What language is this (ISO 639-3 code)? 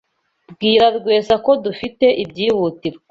kin